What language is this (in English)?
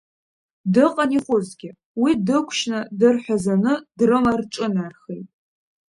Abkhazian